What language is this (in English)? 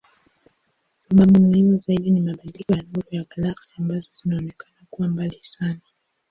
Swahili